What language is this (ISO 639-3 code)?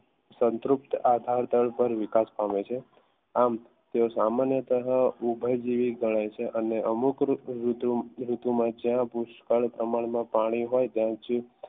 guj